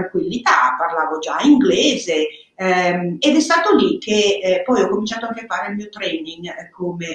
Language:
Italian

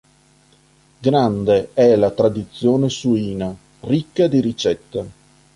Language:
Italian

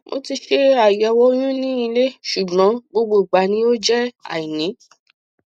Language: Yoruba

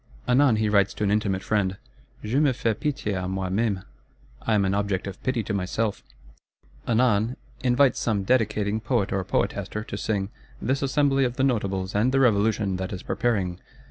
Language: English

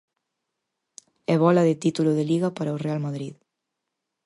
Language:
Galician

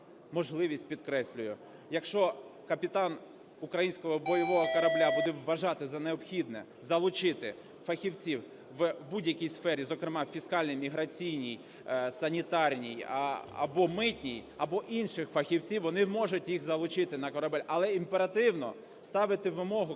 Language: Ukrainian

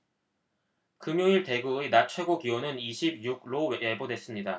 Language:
Korean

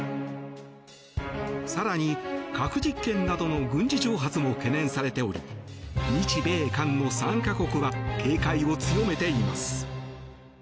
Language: Japanese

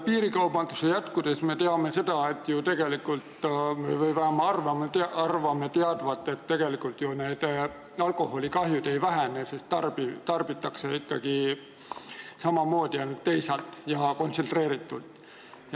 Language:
Estonian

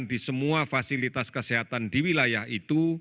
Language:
Indonesian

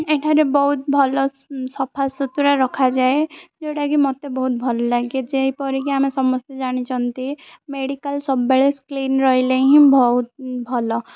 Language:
Odia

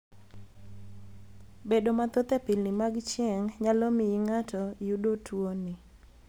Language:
Luo (Kenya and Tanzania)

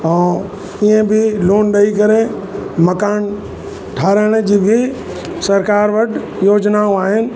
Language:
Sindhi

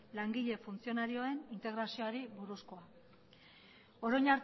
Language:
Basque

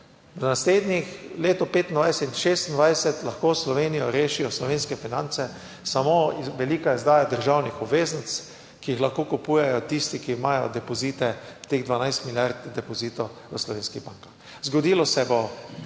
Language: Slovenian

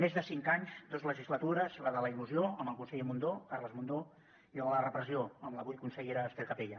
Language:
Catalan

